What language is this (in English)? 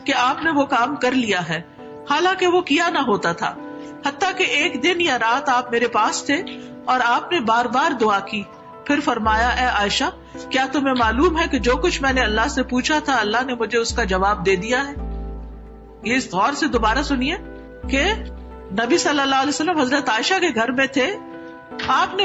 Urdu